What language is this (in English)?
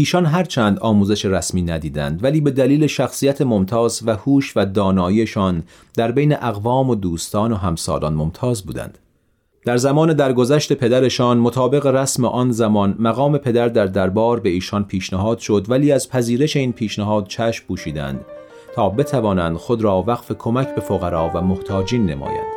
Persian